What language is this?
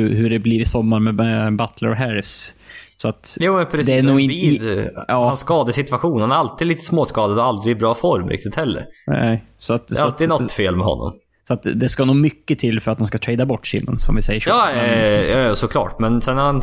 Swedish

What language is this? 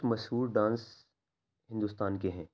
Urdu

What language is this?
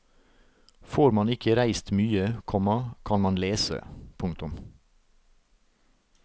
Norwegian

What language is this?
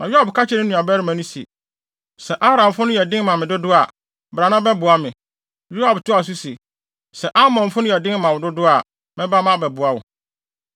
Akan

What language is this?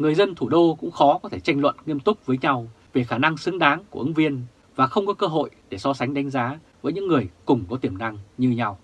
Vietnamese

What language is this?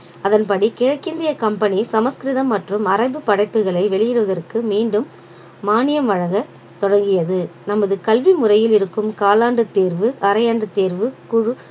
Tamil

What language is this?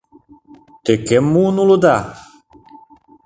Mari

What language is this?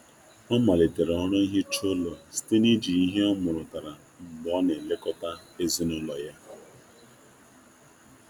Igbo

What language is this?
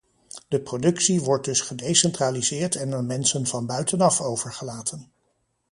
Dutch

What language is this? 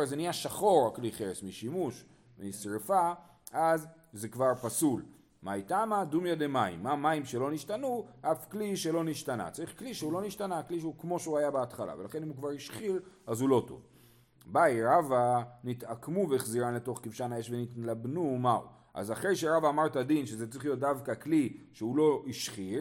Hebrew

